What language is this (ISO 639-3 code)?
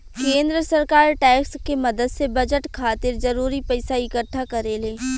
bho